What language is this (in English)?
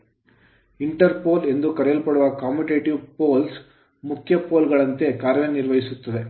Kannada